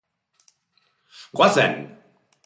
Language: Basque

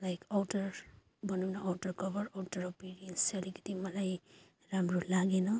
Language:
Nepali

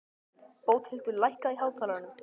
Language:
Icelandic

